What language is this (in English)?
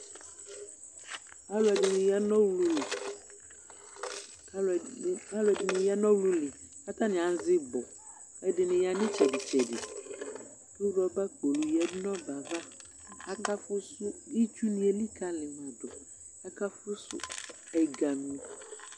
Ikposo